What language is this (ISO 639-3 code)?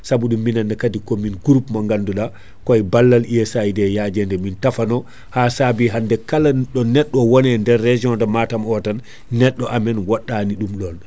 ful